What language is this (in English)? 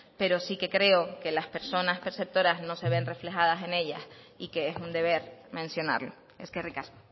Spanish